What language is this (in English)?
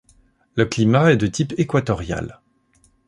French